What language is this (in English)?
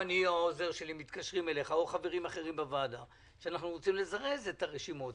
Hebrew